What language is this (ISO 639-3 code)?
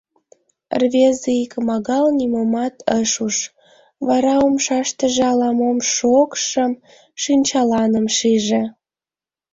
chm